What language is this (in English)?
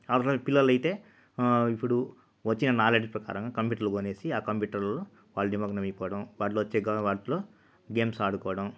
Telugu